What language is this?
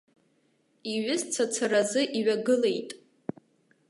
Abkhazian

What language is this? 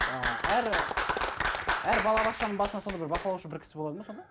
Kazakh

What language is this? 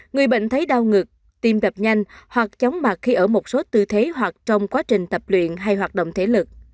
Vietnamese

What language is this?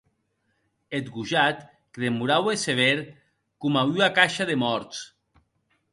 Occitan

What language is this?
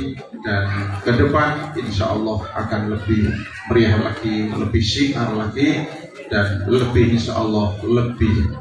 Indonesian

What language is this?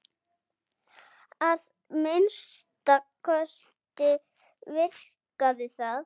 Icelandic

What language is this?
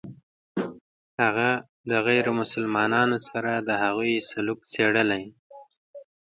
Pashto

